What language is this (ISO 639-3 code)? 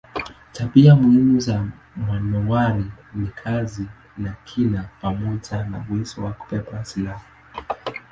swa